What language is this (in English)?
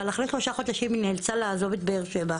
Hebrew